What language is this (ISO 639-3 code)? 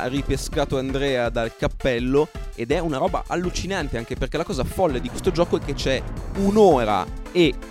ita